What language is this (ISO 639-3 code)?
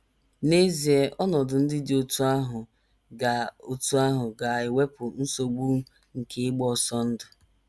ibo